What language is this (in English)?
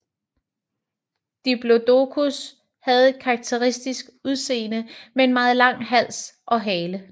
Danish